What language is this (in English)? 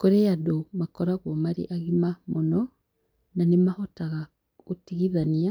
Kikuyu